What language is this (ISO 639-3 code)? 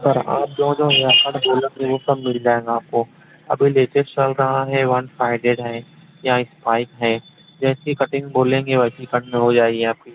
urd